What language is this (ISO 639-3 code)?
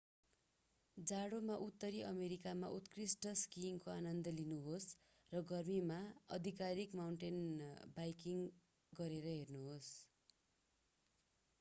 nep